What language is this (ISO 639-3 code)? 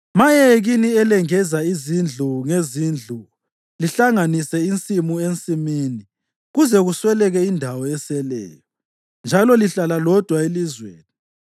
nde